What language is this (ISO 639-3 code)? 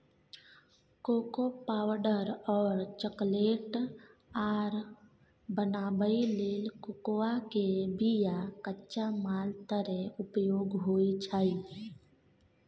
mai